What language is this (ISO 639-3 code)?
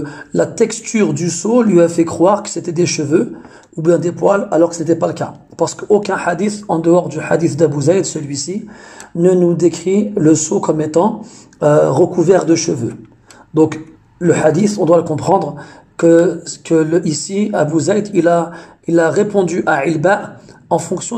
fra